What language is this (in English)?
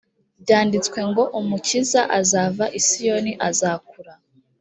Kinyarwanda